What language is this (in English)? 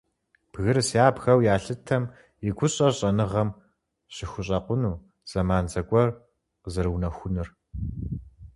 Kabardian